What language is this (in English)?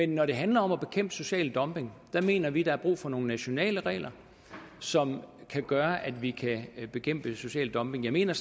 Danish